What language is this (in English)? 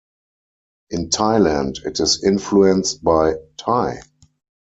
English